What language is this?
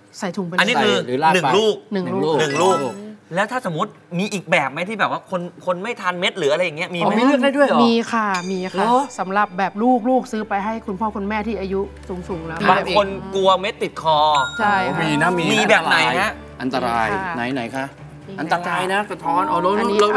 Thai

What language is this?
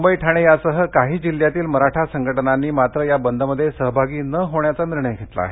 Marathi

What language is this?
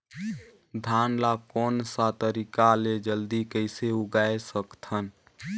Chhattisgarhi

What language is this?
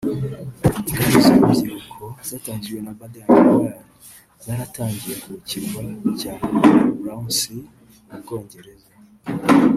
Kinyarwanda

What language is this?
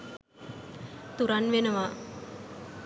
Sinhala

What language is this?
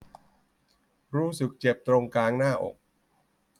Thai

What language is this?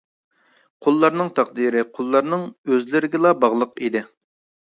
Uyghur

